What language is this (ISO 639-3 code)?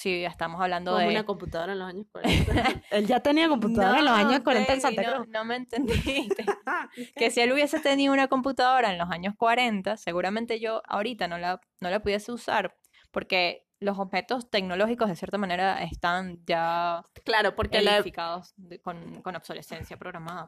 spa